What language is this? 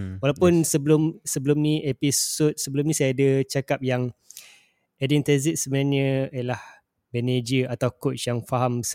Malay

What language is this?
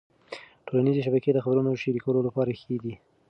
Pashto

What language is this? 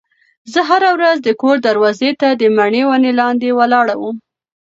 Pashto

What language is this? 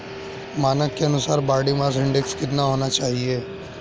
Hindi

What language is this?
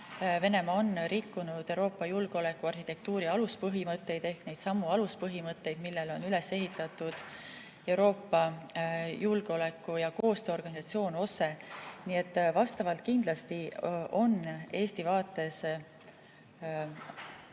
Estonian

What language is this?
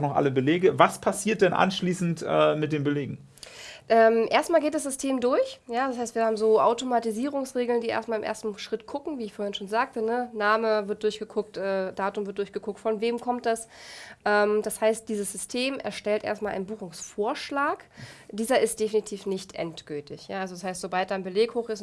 German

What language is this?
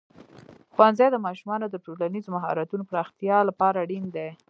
Pashto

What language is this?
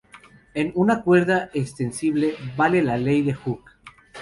Spanish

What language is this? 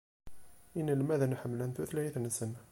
Kabyle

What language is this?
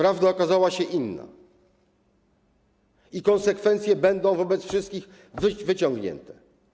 Polish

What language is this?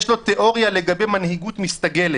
Hebrew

